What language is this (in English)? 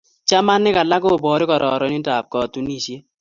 Kalenjin